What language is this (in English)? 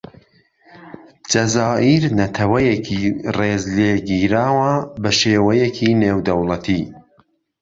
Central Kurdish